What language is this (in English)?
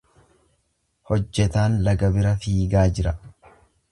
Oromo